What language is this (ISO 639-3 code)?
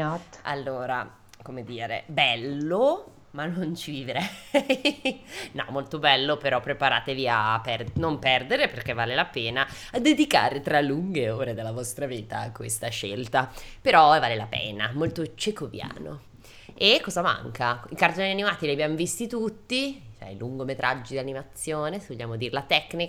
ita